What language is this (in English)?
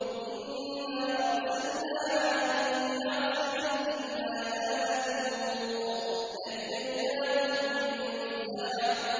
Arabic